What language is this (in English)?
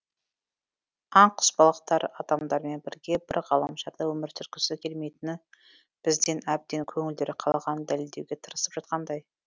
Kazakh